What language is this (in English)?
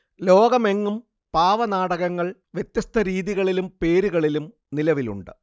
Malayalam